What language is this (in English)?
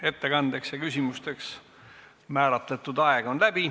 Estonian